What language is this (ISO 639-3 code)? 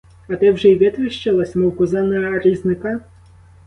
ukr